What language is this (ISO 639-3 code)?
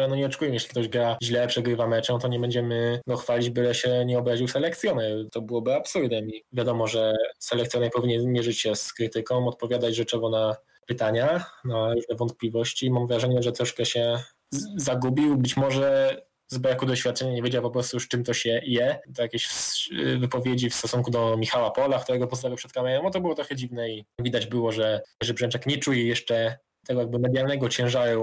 pol